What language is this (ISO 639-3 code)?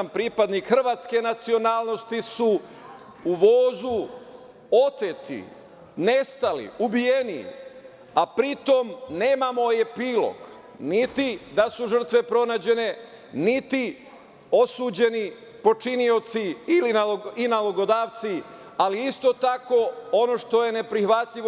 srp